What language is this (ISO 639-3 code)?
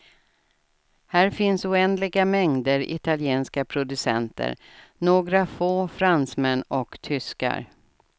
swe